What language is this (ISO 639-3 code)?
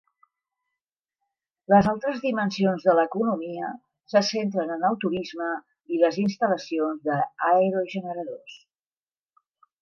cat